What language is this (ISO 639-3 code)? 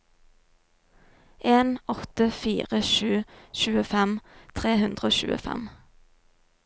nor